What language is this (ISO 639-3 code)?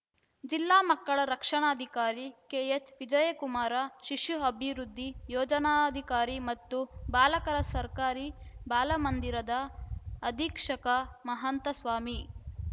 kan